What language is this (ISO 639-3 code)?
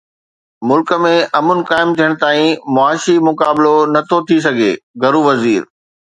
snd